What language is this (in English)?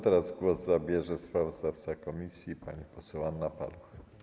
Polish